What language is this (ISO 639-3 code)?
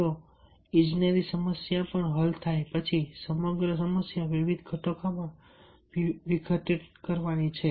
guj